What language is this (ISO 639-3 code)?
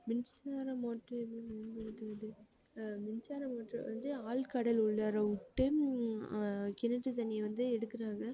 tam